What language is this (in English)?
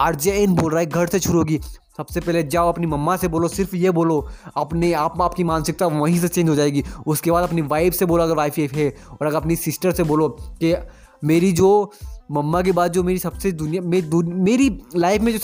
Hindi